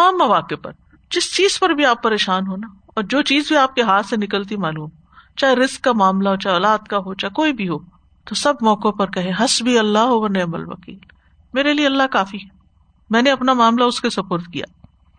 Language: Urdu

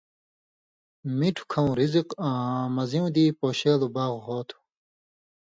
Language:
Indus Kohistani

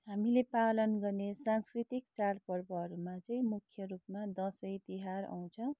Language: Nepali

